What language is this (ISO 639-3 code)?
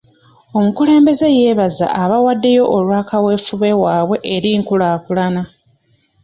lug